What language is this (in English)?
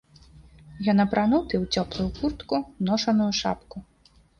Belarusian